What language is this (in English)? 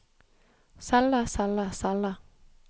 Norwegian